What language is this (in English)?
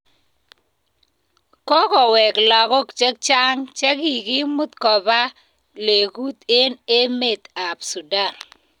Kalenjin